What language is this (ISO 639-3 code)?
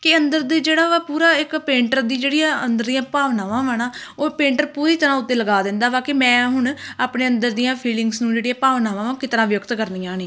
pan